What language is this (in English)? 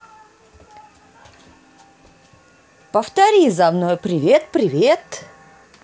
Russian